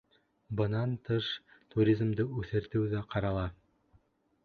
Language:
Bashkir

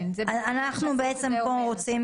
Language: Hebrew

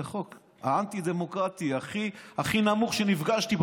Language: Hebrew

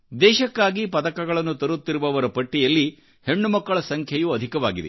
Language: Kannada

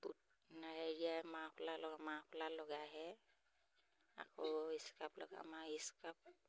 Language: Assamese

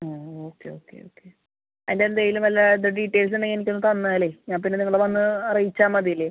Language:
Malayalam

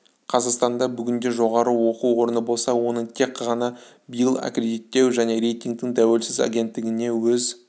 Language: Kazakh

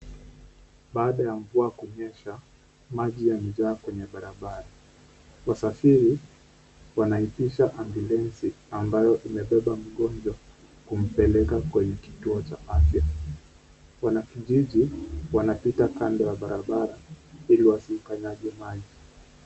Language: Swahili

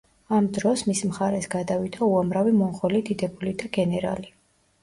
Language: Georgian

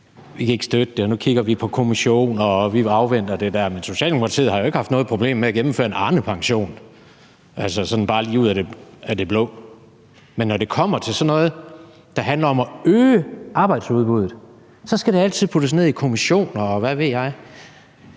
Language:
Danish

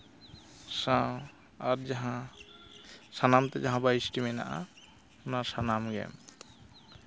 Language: Santali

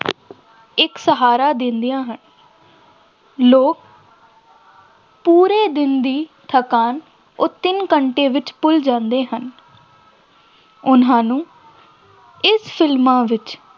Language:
Punjabi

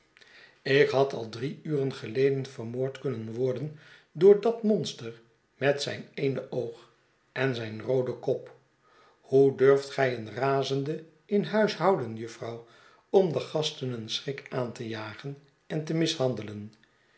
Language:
Dutch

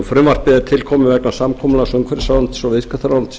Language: Icelandic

